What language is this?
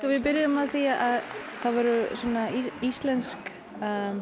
Icelandic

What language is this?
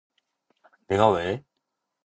Korean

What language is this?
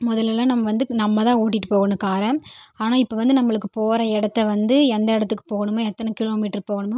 Tamil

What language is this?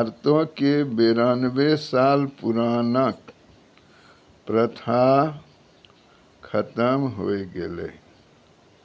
Maithili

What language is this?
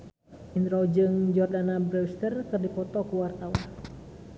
Sundanese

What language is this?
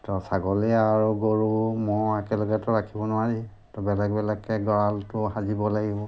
Assamese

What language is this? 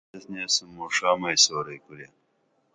Dameli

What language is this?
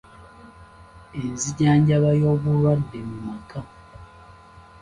Ganda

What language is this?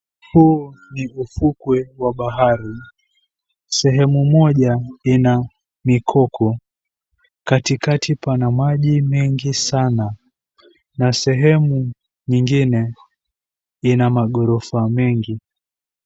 Swahili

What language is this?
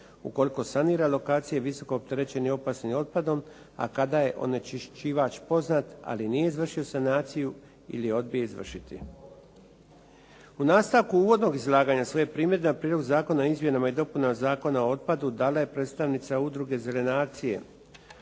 Croatian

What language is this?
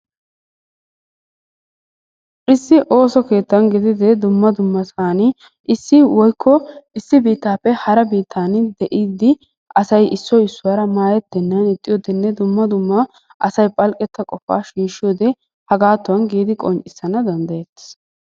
Wolaytta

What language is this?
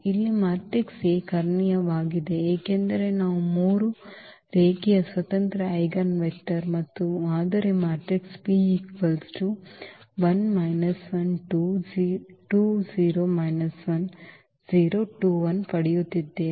Kannada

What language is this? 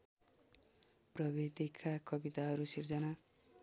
Nepali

